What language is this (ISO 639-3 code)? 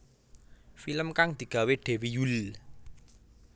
jav